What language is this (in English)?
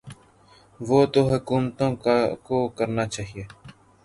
Urdu